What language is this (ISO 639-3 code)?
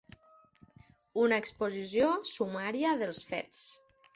cat